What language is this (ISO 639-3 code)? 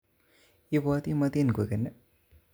kln